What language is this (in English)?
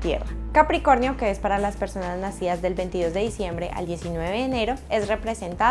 Spanish